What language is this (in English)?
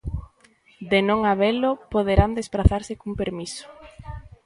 Galician